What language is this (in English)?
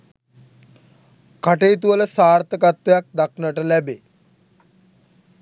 Sinhala